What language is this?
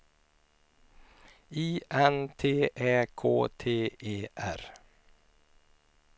Swedish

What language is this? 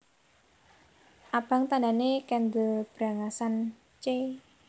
Javanese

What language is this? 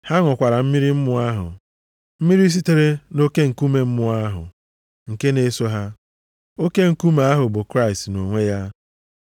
Igbo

